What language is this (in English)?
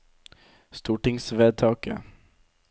Norwegian